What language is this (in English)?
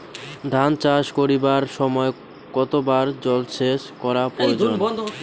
Bangla